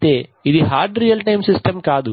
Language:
Telugu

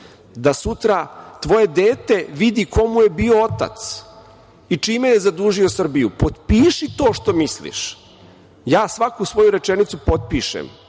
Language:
Serbian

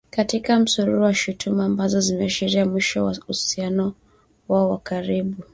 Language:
Swahili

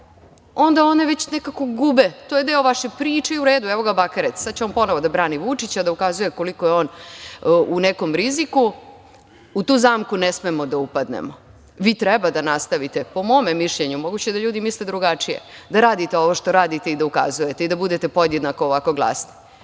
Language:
Serbian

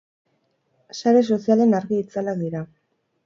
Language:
Basque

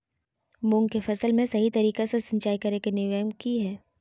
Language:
Magahi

